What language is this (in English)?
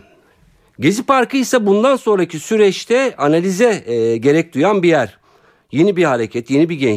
Turkish